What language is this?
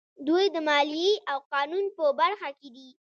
Pashto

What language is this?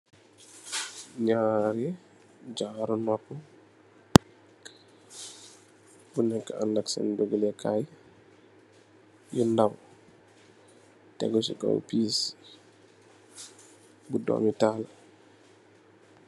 Wolof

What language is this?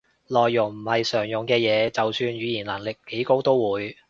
Cantonese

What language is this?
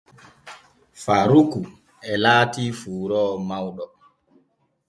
Borgu Fulfulde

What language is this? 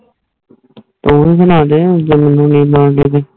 Punjabi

